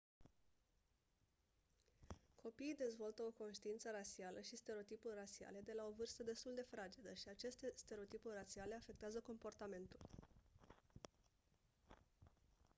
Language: Romanian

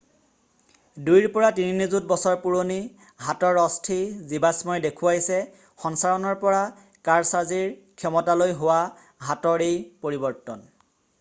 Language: Assamese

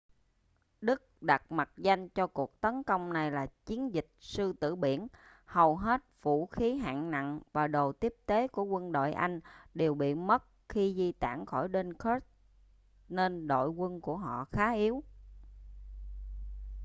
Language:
Vietnamese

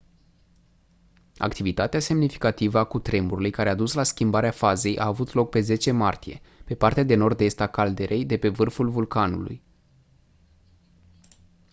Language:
Romanian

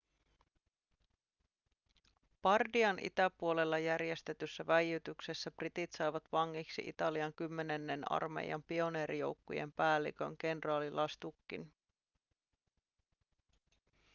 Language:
Finnish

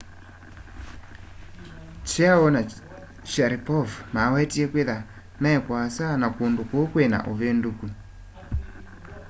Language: Kamba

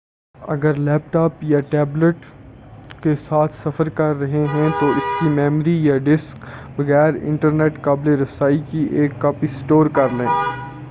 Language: Urdu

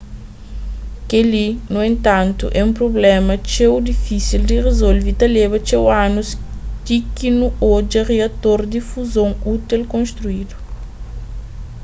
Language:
Kabuverdianu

